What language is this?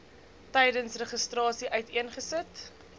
Afrikaans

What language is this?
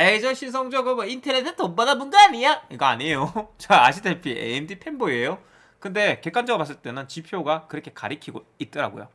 Korean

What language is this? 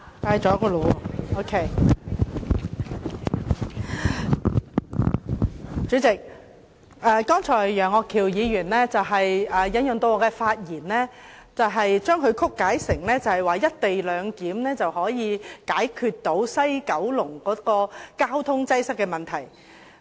Cantonese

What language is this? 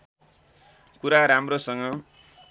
Nepali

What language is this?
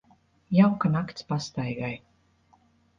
Latvian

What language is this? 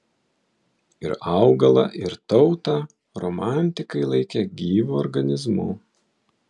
Lithuanian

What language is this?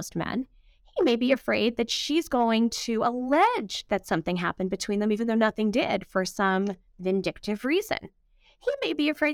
English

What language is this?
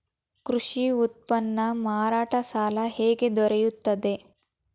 Kannada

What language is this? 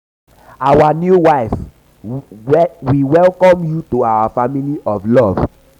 Nigerian Pidgin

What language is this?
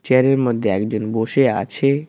Bangla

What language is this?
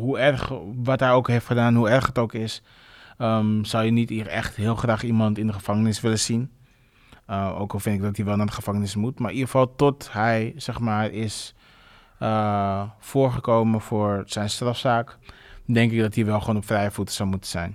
Dutch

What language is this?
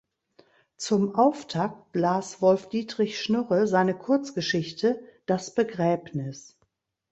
German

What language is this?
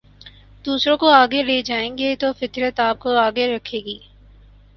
Urdu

